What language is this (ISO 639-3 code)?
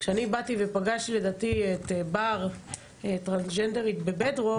heb